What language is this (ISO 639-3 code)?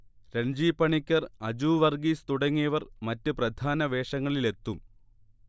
mal